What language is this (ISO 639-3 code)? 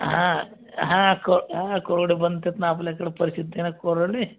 mar